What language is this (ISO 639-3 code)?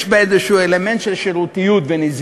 heb